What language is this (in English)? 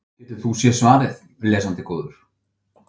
Icelandic